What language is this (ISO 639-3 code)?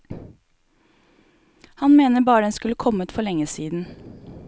nor